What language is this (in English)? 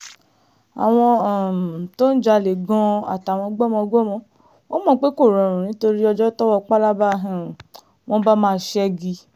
Yoruba